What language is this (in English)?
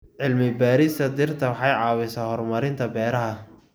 Somali